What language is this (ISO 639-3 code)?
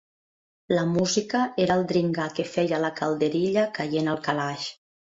cat